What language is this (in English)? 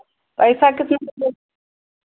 Hindi